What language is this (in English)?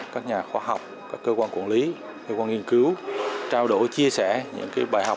Vietnamese